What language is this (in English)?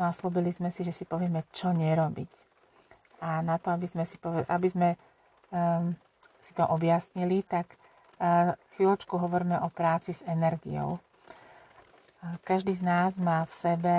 Slovak